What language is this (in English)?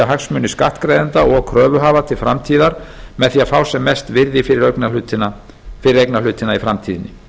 Icelandic